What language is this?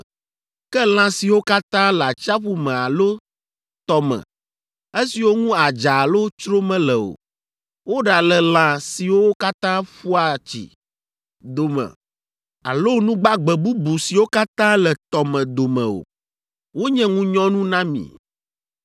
Ewe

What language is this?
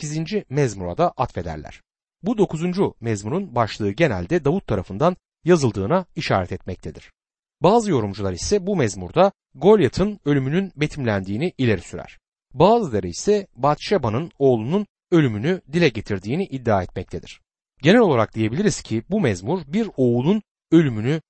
Turkish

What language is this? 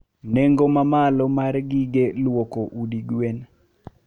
Luo (Kenya and Tanzania)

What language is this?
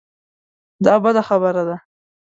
Pashto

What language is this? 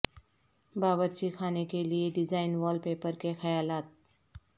Urdu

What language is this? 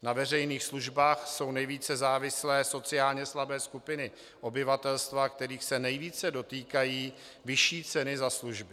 Czech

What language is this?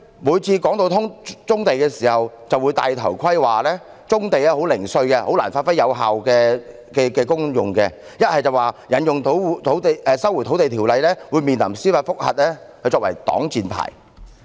Cantonese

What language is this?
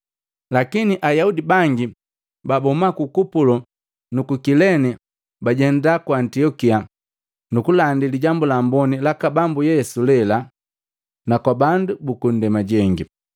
Matengo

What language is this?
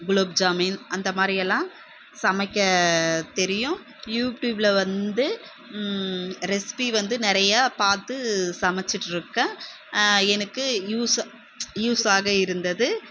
Tamil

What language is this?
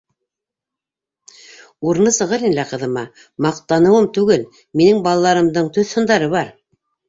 Bashkir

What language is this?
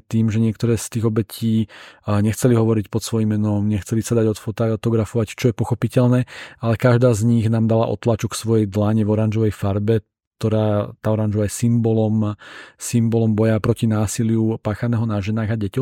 Slovak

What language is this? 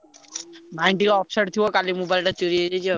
Odia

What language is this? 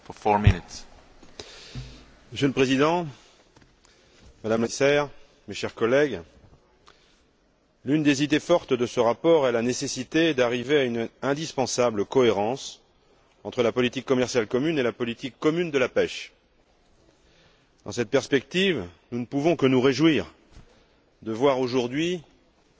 French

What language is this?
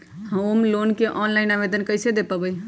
Magahi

